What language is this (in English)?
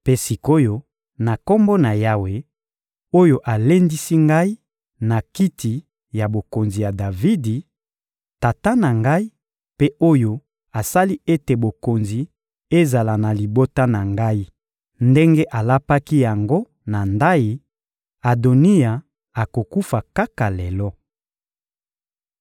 Lingala